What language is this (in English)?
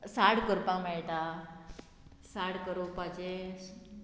Konkani